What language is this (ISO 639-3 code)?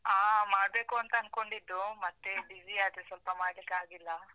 kan